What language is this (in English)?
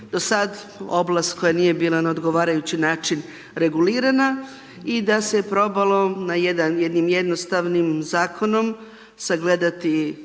Croatian